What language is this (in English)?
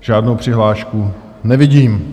Czech